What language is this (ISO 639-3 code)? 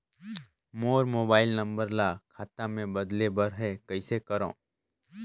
hne